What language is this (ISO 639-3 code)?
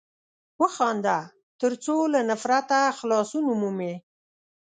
pus